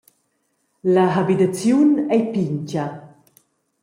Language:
Romansh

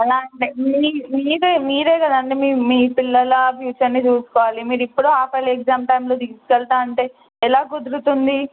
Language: Telugu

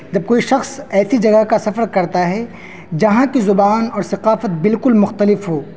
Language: Urdu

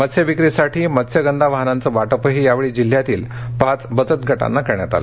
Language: Marathi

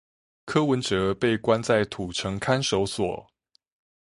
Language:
Chinese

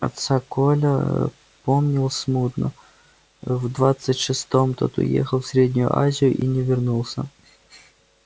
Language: Russian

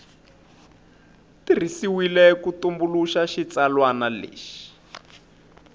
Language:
Tsonga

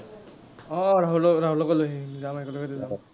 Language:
Assamese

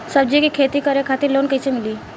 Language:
Bhojpuri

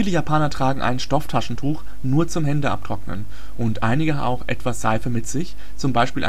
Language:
German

